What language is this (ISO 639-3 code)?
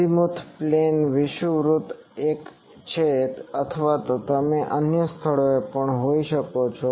guj